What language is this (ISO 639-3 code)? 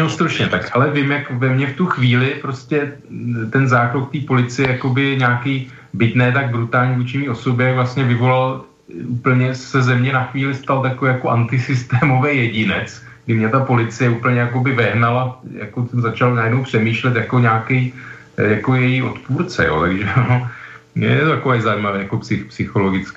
ces